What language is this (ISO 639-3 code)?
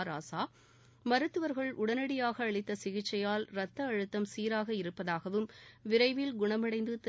tam